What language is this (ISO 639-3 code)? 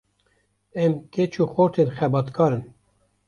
kur